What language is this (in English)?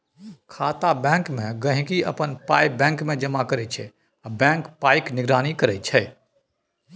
Maithili